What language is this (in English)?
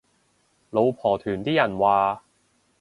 Cantonese